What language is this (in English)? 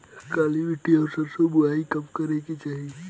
Bhojpuri